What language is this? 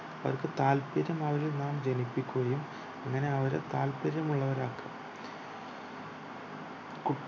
Malayalam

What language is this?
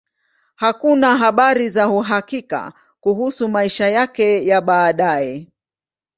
Swahili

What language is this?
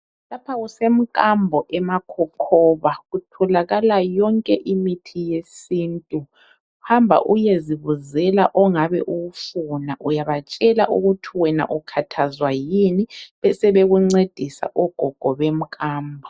North Ndebele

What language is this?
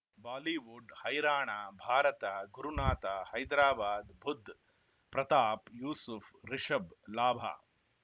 Kannada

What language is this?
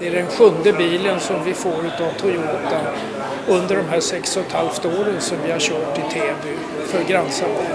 Swedish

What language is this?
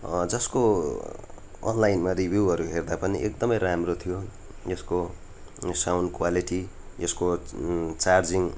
Nepali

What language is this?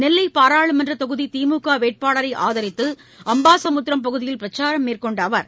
Tamil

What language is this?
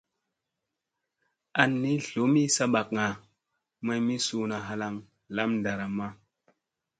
Musey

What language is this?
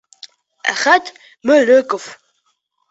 Bashkir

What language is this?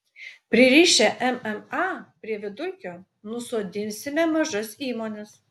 Lithuanian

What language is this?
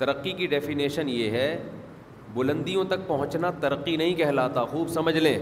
Urdu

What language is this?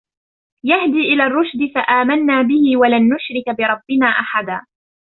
Arabic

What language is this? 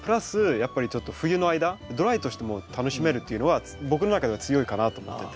Japanese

